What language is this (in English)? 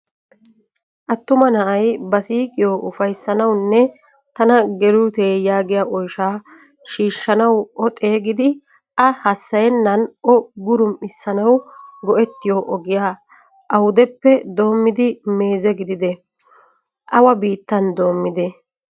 Wolaytta